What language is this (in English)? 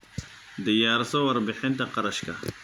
Somali